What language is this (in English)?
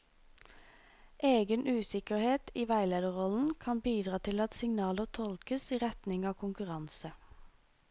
Norwegian